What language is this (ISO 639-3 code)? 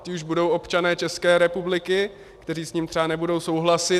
ces